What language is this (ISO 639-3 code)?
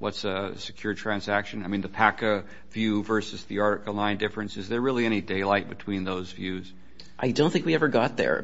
eng